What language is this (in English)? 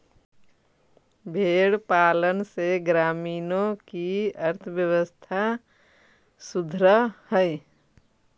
Magahi